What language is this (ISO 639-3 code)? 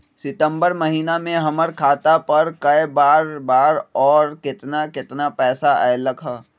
mag